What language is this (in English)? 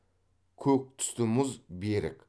Kazakh